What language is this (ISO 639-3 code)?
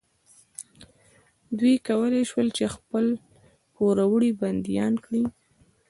pus